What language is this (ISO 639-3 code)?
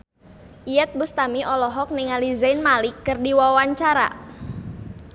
sun